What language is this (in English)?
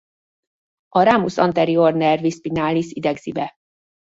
Hungarian